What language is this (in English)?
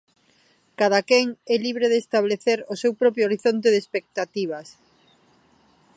Galician